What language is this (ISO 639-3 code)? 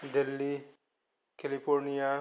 brx